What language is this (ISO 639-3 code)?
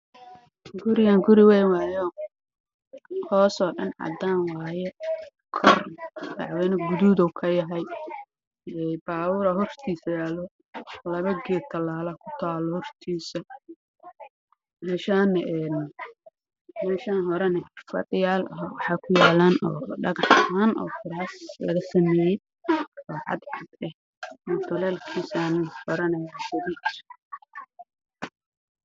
som